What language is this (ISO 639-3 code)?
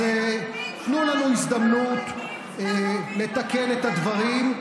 heb